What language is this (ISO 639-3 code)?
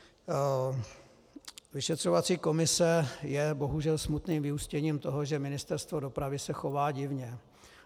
ces